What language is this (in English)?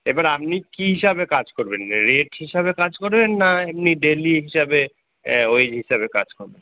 Bangla